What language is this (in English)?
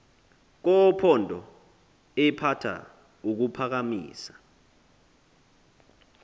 Xhosa